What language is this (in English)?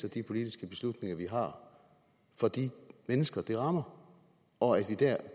Danish